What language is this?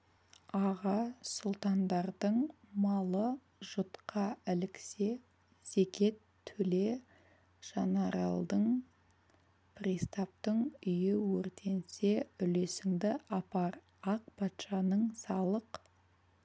Kazakh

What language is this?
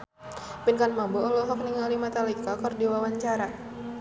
Sundanese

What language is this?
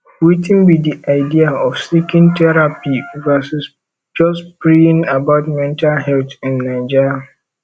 Nigerian Pidgin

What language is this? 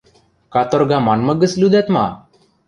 Western Mari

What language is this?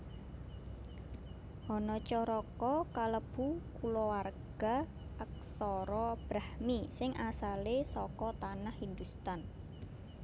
Javanese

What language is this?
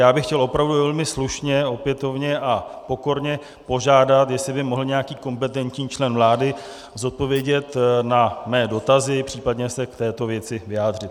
Czech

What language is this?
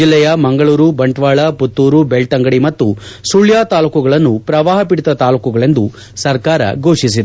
Kannada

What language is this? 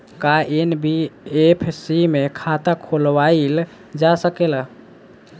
Bhojpuri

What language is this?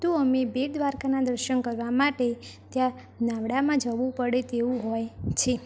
Gujarati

